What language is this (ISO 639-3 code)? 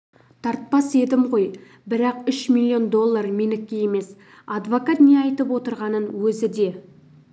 kaz